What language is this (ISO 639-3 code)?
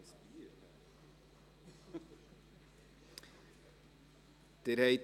gsw